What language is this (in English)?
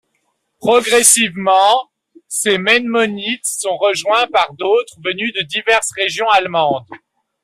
French